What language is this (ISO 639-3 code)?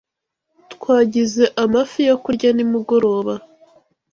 kin